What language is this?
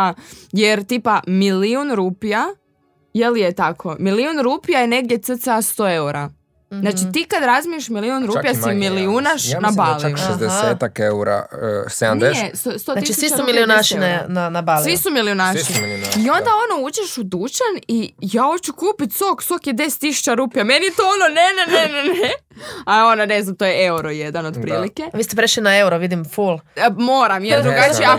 Croatian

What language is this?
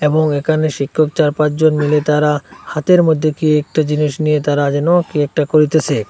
Bangla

